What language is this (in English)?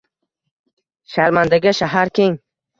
Uzbek